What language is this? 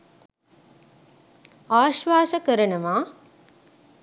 Sinhala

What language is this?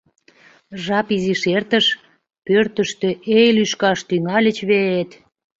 Mari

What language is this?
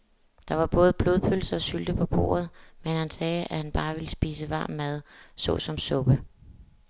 Danish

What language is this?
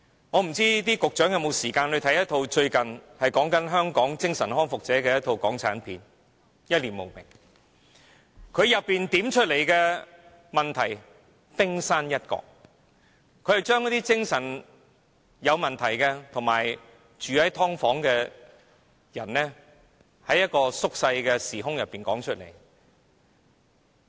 Cantonese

